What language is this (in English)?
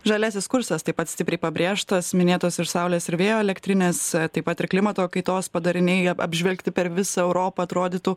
Lithuanian